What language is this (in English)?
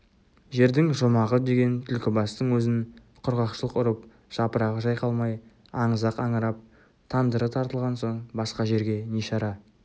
Kazakh